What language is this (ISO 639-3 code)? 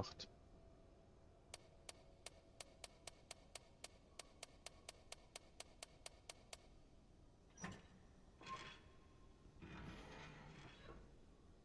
deu